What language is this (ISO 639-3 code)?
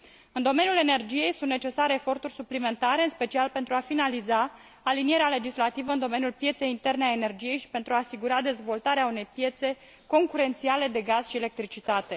ron